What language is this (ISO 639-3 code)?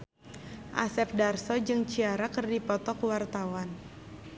sun